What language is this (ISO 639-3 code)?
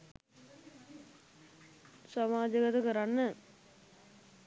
sin